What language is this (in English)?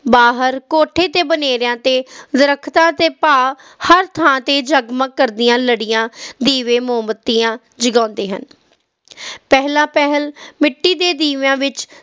Punjabi